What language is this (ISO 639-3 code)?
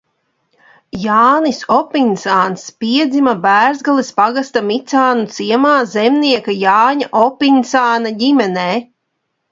lav